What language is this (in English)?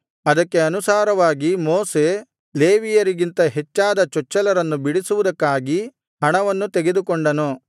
Kannada